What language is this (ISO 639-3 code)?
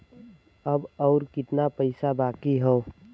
bho